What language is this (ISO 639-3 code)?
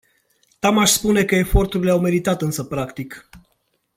ron